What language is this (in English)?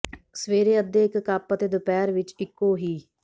Punjabi